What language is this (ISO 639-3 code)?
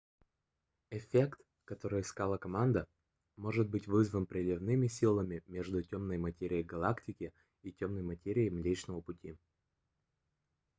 rus